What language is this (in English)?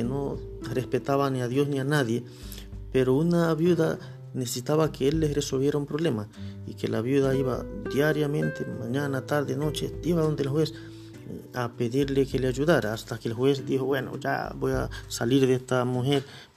Spanish